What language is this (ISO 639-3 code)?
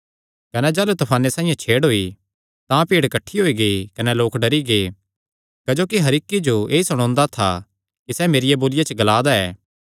xnr